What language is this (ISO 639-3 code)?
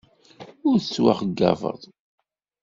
kab